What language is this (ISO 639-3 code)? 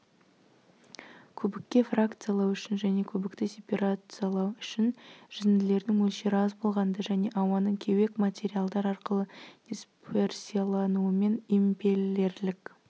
kaz